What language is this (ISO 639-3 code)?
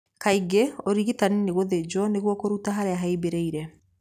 kik